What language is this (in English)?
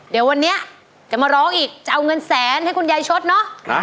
Thai